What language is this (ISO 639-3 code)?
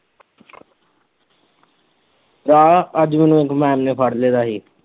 pan